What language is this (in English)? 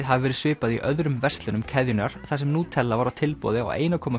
Icelandic